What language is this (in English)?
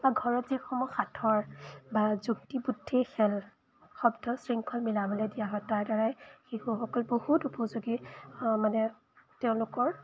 Assamese